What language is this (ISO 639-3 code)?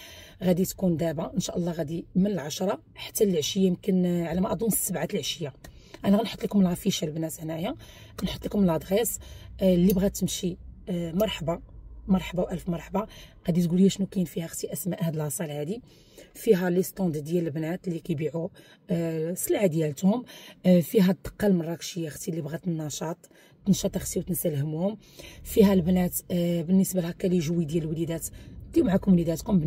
ara